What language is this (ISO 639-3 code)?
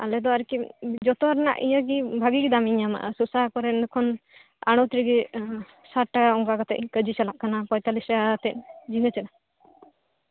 sat